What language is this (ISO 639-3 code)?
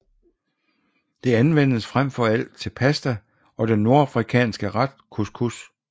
dan